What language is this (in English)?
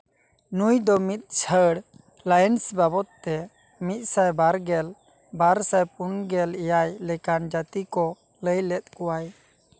Santali